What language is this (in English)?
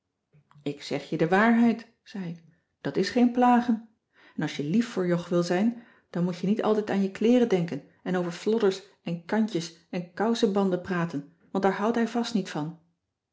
Dutch